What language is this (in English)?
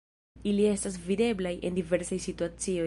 Esperanto